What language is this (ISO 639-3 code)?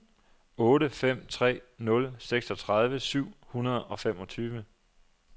dan